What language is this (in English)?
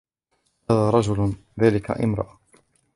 Arabic